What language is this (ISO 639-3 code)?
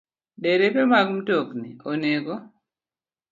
luo